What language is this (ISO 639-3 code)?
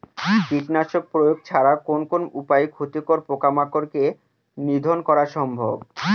ben